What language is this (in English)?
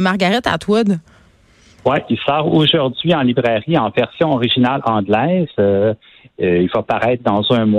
French